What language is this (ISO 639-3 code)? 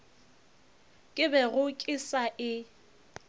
nso